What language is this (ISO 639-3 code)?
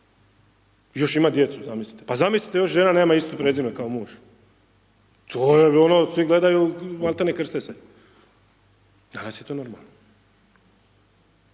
hrv